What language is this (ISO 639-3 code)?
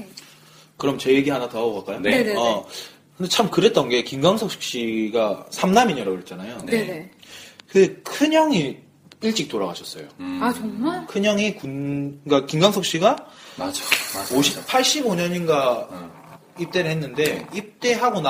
kor